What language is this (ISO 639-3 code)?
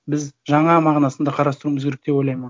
kaz